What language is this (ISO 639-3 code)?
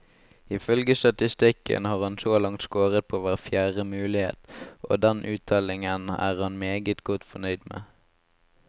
nor